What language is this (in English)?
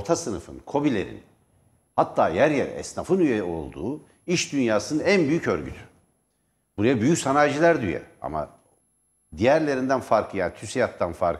Turkish